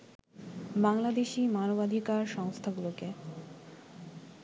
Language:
Bangla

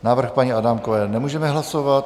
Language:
Czech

